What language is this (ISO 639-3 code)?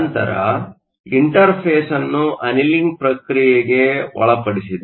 kan